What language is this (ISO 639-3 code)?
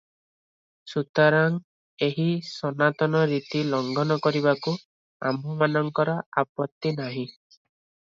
ori